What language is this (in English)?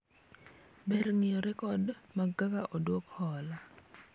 Luo (Kenya and Tanzania)